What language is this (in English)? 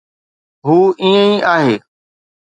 Sindhi